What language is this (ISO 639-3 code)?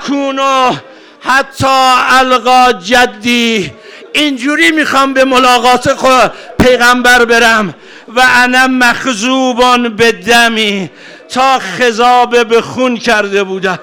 fas